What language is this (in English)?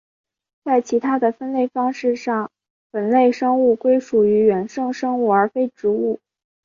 Chinese